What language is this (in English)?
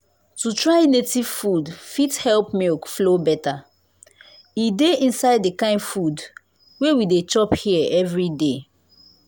Nigerian Pidgin